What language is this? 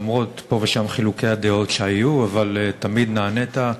Hebrew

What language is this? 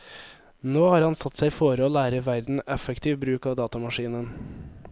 Norwegian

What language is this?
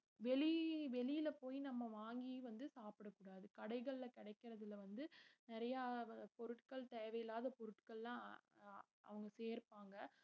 Tamil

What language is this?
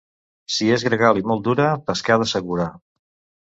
Catalan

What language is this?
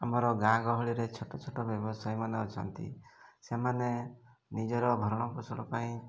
Odia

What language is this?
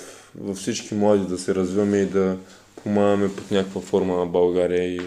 Bulgarian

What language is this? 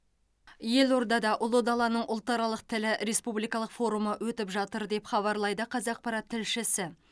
Kazakh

